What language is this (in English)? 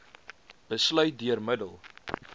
Afrikaans